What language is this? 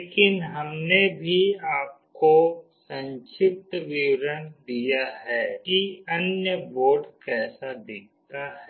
Hindi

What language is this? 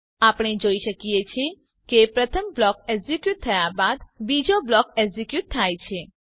Gujarati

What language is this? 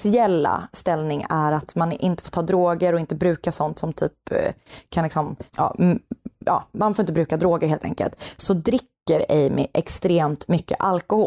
Swedish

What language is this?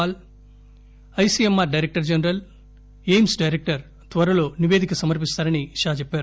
Telugu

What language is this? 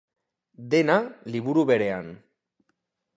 Basque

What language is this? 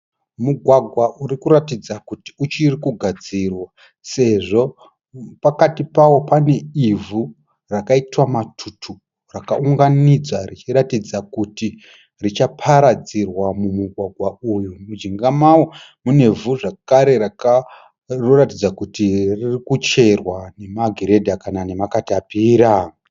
Shona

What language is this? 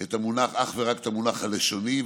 Hebrew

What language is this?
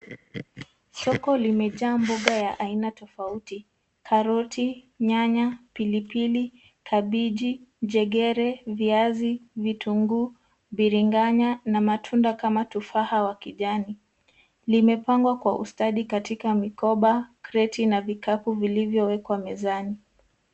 Swahili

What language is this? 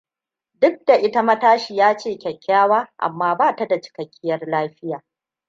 Hausa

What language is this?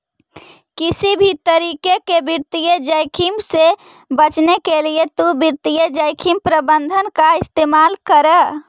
Magahi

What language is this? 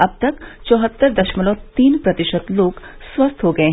Hindi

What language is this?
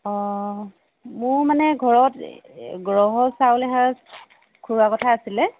Assamese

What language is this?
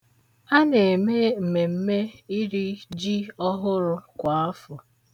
Igbo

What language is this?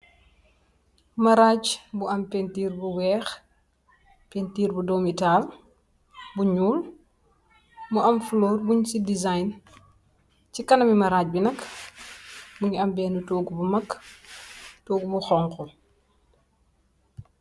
Wolof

